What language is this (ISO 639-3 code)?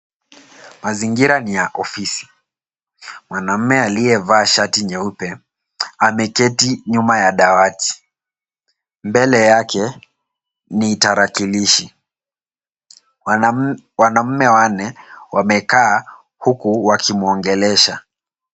swa